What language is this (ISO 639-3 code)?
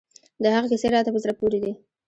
pus